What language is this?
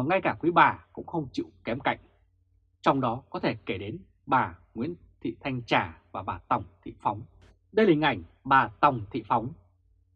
Vietnamese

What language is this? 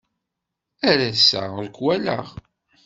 Kabyle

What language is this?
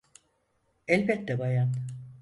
Turkish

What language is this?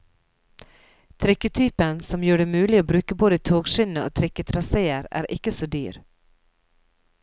Norwegian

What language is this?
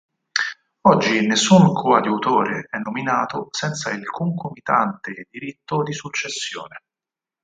Italian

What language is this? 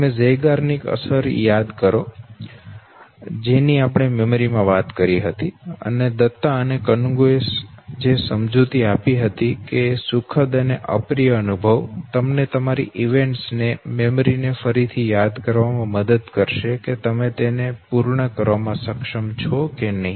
Gujarati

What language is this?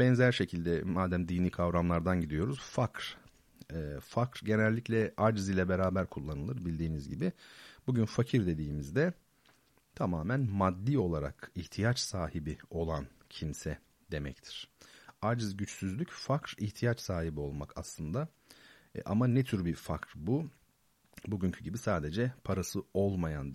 Turkish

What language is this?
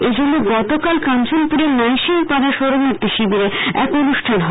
Bangla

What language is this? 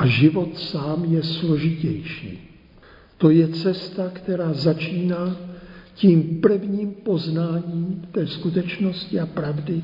Czech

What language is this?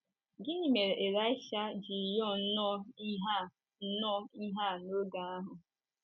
Igbo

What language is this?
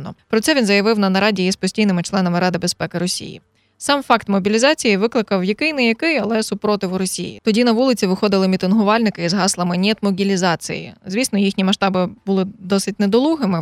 Ukrainian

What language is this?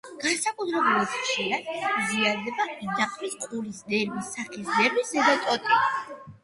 Georgian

